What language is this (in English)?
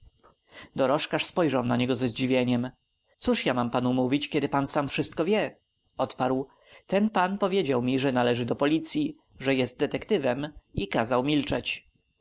Polish